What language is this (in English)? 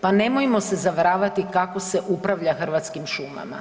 Croatian